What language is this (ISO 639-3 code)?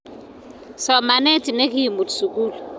kln